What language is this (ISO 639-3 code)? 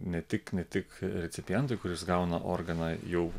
lit